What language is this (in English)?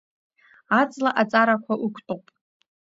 Abkhazian